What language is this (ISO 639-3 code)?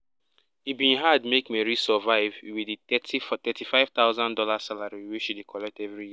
pcm